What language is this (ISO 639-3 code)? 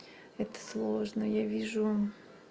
rus